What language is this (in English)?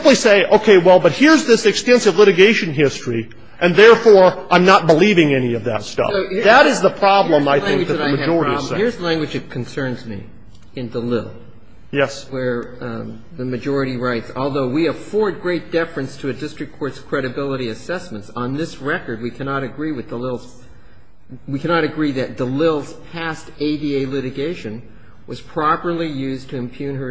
English